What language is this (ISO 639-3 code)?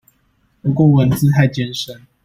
zho